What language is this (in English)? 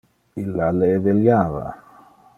Interlingua